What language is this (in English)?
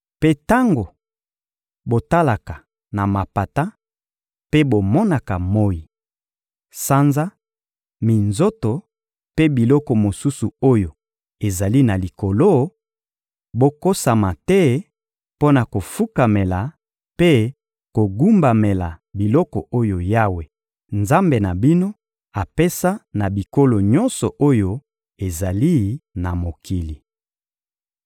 Lingala